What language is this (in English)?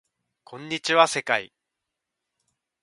Japanese